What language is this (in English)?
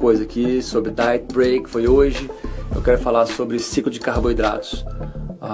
Portuguese